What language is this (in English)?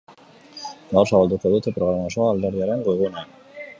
Basque